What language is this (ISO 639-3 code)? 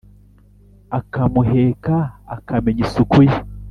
kin